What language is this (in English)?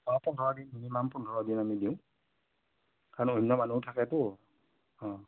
Assamese